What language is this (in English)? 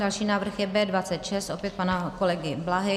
Czech